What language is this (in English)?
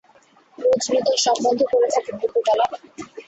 Bangla